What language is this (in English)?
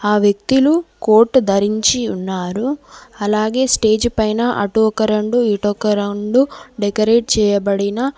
Telugu